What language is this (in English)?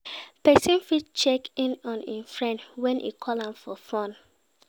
Nigerian Pidgin